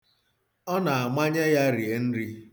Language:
Igbo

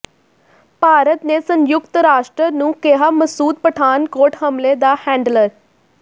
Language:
Punjabi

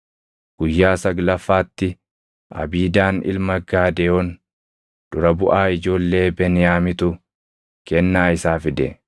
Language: Oromo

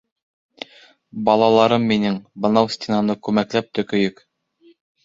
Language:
Bashkir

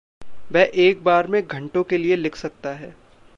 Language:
Hindi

